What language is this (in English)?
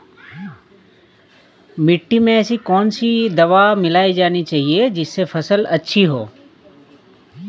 Hindi